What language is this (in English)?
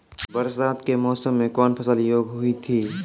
Maithili